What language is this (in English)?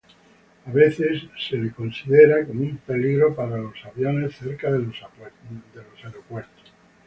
Spanish